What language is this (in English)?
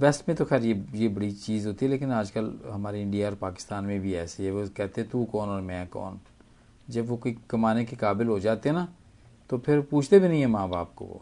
Hindi